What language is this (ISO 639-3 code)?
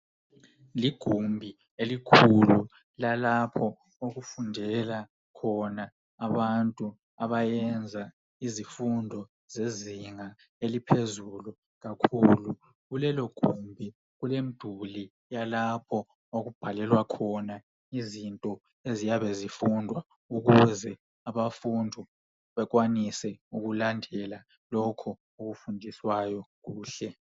nde